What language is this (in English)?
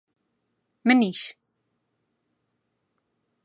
Central Kurdish